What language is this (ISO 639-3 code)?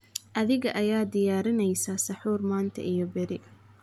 som